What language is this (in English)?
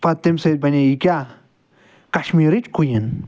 Kashmiri